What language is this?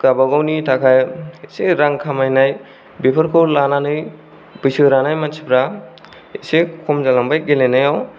Bodo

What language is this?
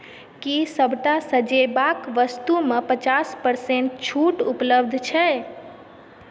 Maithili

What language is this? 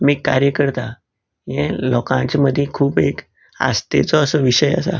Konkani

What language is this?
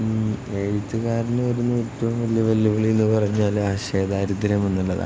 Malayalam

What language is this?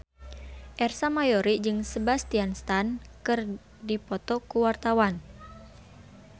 Sundanese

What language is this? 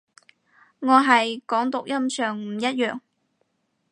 Cantonese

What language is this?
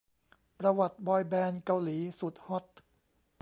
Thai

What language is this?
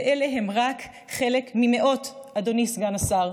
Hebrew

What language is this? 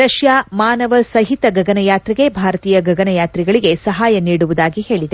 Kannada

